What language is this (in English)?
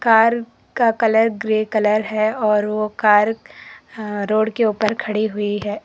Hindi